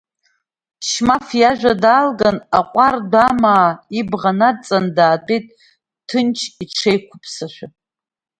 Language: Abkhazian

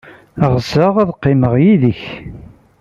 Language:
Kabyle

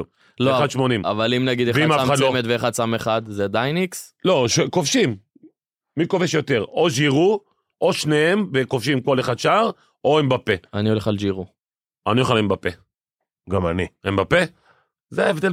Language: Hebrew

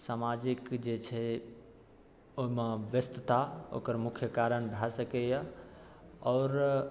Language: Maithili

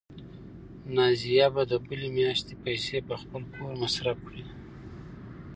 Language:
Pashto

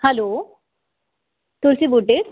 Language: Sindhi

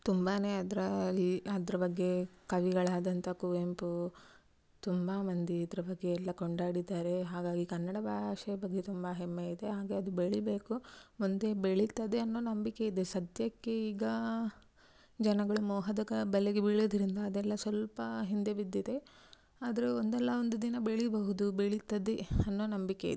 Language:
Kannada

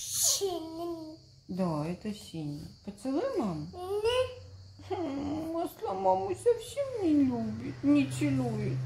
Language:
Russian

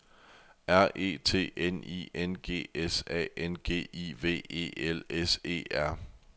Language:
Danish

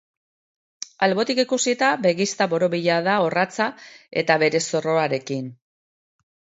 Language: Basque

